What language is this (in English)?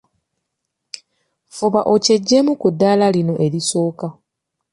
Ganda